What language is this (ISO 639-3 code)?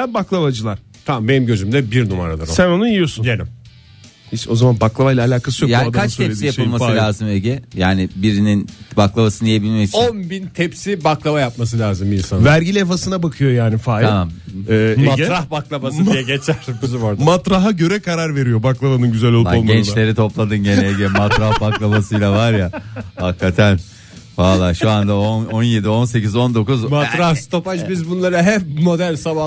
tur